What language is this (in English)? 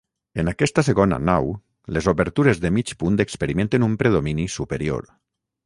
Catalan